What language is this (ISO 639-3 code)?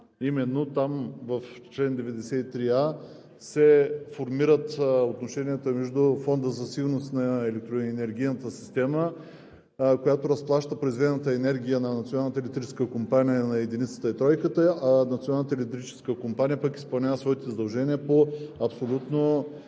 bul